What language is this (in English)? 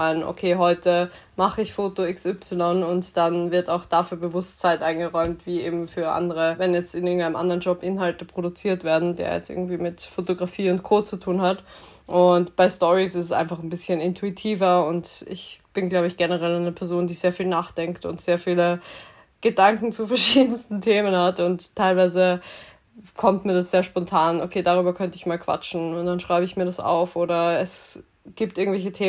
German